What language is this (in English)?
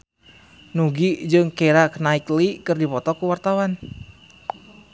Sundanese